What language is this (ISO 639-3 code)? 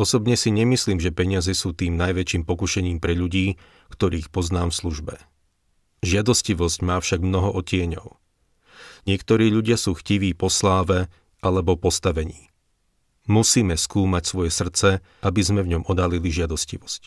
slk